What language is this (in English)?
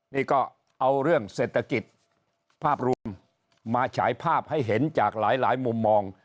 Thai